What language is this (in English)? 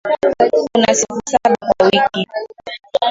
Swahili